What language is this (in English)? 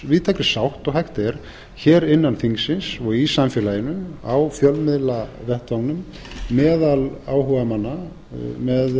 Icelandic